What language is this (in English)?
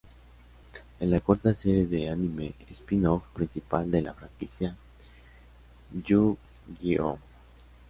Spanish